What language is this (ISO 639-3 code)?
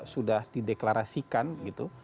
ind